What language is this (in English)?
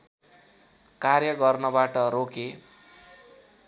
Nepali